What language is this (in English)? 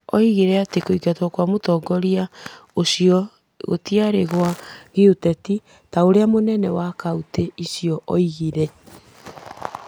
Kikuyu